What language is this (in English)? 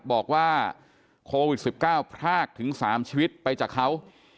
Thai